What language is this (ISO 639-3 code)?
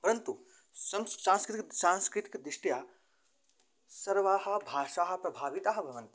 san